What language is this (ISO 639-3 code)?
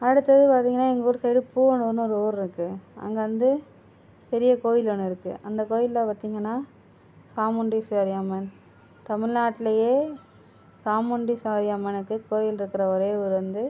tam